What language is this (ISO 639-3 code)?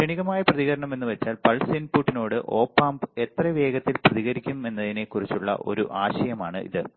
mal